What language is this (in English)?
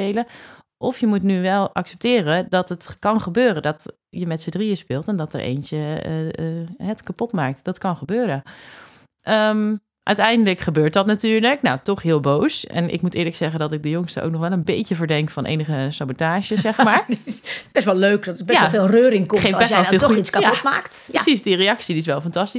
Dutch